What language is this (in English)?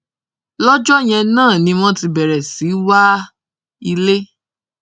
Yoruba